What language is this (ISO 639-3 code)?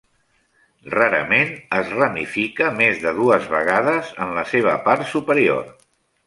cat